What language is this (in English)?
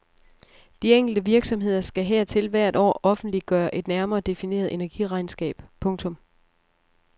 Danish